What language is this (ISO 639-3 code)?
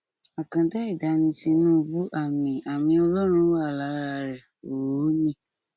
yor